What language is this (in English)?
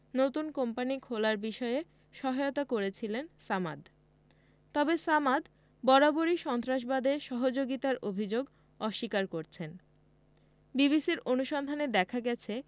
Bangla